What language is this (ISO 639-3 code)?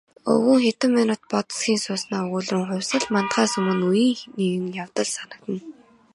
mon